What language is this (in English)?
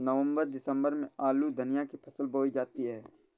Hindi